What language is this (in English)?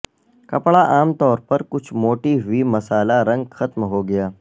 Urdu